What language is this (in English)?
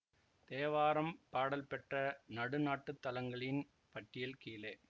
Tamil